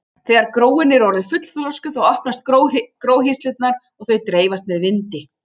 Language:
Icelandic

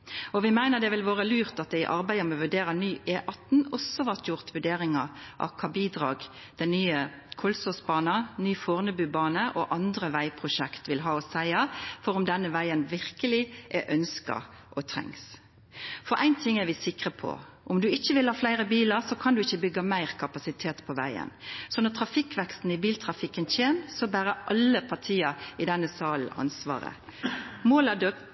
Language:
Norwegian Nynorsk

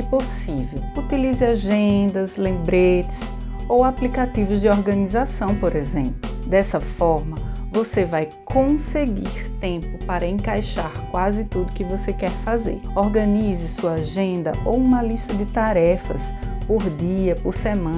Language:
Portuguese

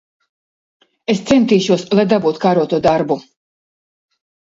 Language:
Latvian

